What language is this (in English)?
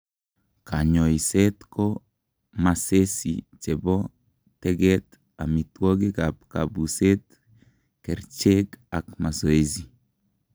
Kalenjin